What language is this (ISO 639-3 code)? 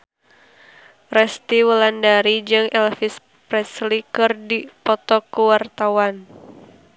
sun